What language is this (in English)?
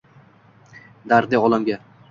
Uzbek